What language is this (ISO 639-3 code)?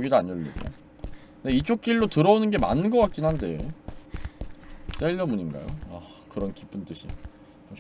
kor